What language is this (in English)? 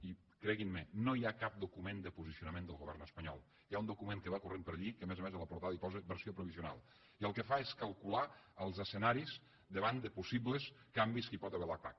Catalan